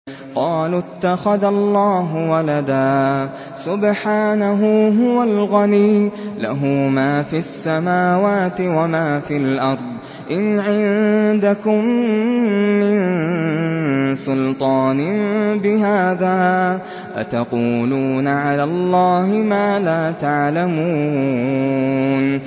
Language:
Arabic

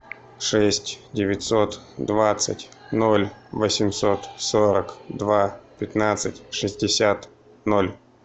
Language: Russian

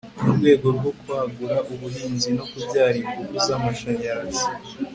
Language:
Kinyarwanda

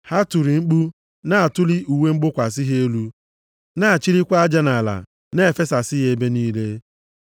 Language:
Igbo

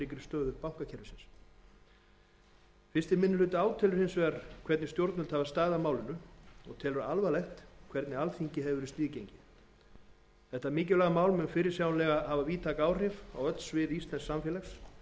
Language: Icelandic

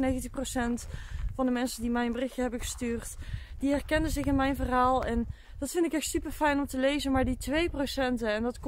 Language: Dutch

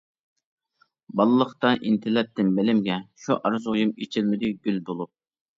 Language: Uyghur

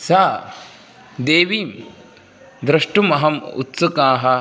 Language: Sanskrit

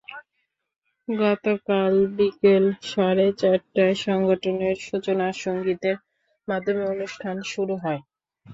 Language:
Bangla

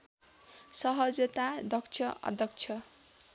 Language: Nepali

